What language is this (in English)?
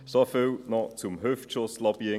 Swiss German